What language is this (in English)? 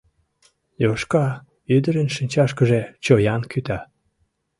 Mari